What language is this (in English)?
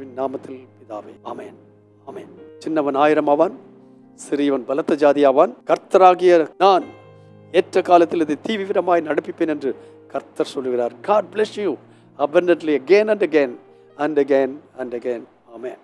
Tamil